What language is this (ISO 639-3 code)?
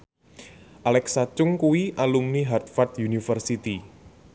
jav